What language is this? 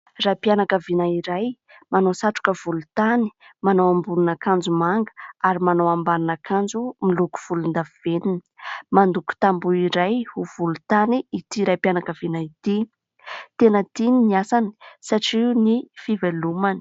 Malagasy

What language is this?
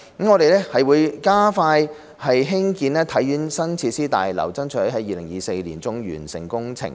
Cantonese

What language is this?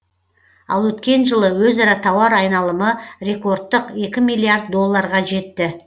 Kazakh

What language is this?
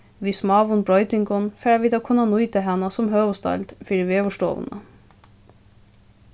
Faroese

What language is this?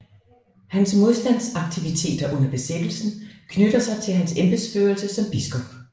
Danish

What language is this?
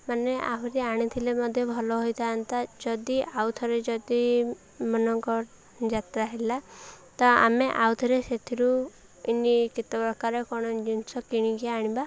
Odia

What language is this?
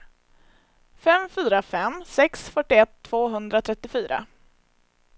Swedish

